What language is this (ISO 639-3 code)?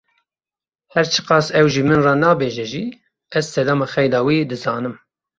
kur